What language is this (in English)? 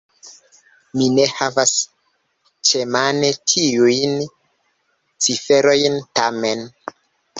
Esperanto